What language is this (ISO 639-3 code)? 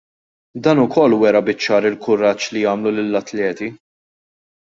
mlt